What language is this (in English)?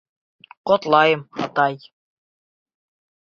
Bashkir